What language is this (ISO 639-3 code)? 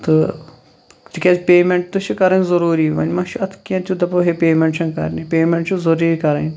kas